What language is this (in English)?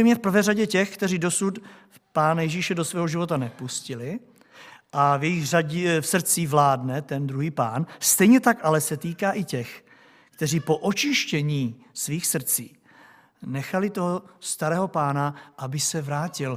Czech